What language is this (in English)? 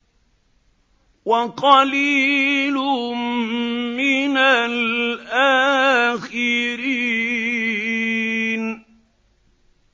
Arabic